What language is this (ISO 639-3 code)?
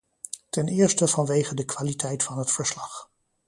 nld